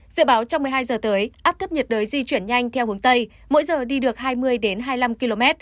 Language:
Vietnamese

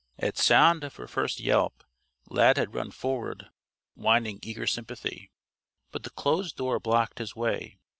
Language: English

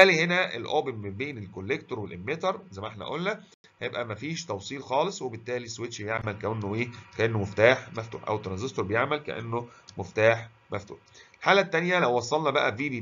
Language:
Arabic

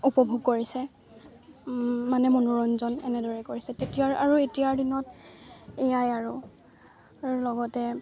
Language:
Assamese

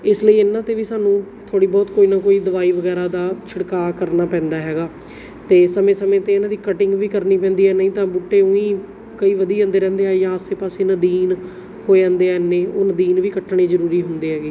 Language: Punjabi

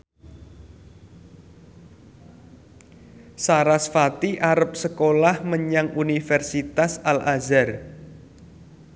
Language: Javanese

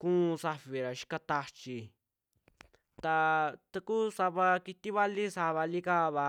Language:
Western Juxtlahuaca Mixtec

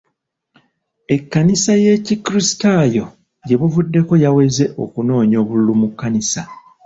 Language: Ganda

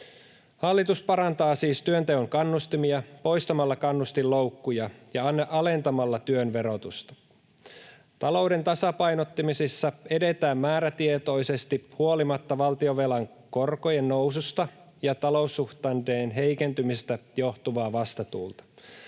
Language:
Finnish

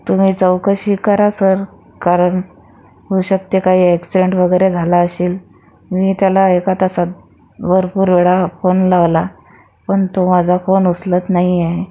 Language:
Marathi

